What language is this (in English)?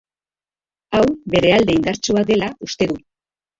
Basque